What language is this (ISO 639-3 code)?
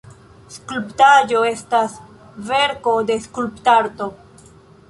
epo